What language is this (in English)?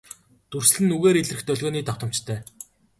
Mongolian